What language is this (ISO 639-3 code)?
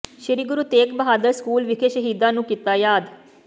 pan